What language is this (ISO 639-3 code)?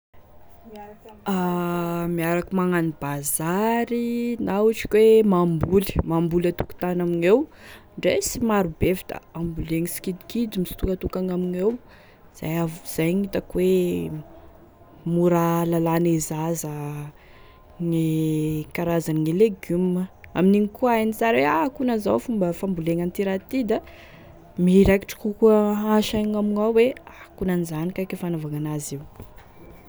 tkg